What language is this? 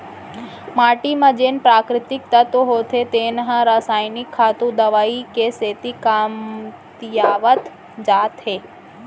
Chhattisgarhi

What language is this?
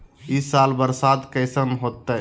Magahi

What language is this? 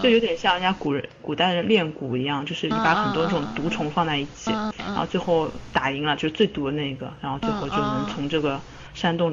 Chinese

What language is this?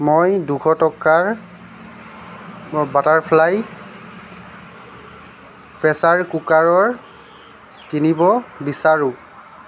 Assamese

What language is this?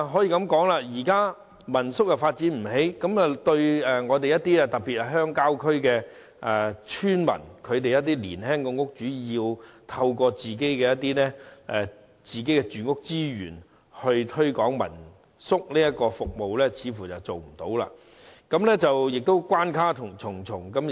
Cantonese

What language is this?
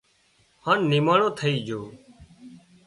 Wadiyara Koli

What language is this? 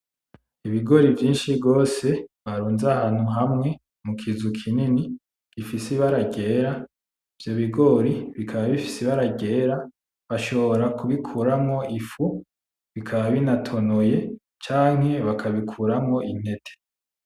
Rundi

